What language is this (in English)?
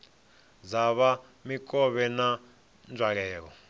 Venda